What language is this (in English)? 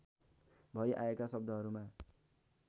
Nepali